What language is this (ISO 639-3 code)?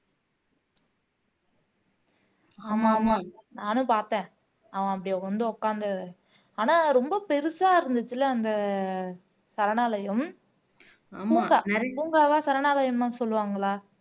tam